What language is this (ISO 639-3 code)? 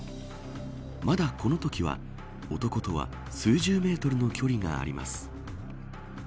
jpn